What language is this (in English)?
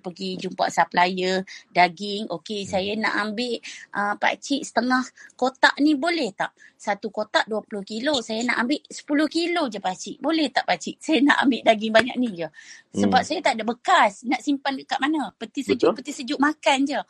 Malay